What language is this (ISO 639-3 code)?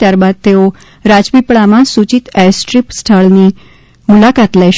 guj